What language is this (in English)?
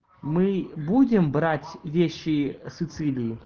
Russian